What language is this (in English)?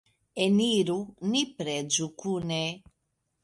Esperanto